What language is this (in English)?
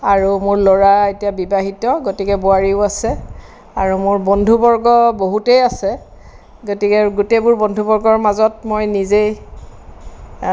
Assamese